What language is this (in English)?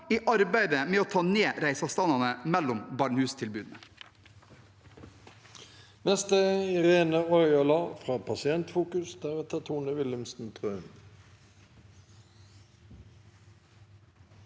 Norwegian